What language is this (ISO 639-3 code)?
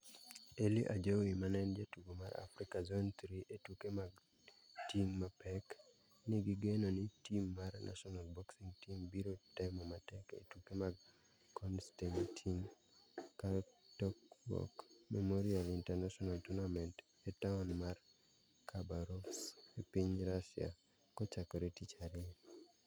luo